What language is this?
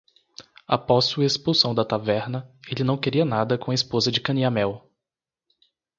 Portuguese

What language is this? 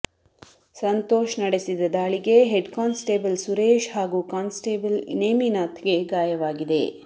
Kannada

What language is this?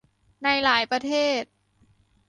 Thai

